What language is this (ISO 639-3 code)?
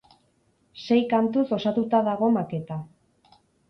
eus